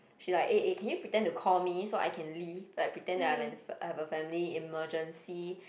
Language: English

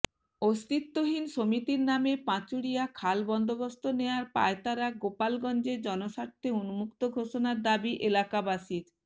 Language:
Bangla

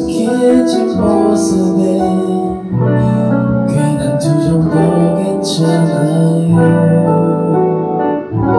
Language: Korean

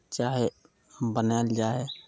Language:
Maithili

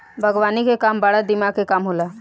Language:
Bhojpuri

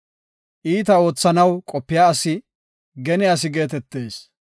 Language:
Gofa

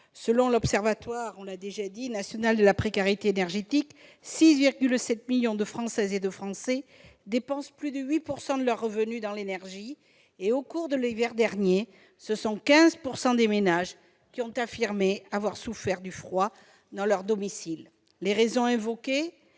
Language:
French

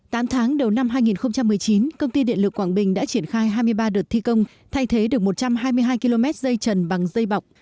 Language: Vietnamese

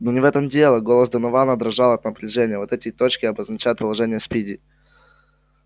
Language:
Russian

